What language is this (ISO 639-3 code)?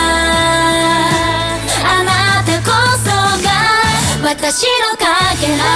jpn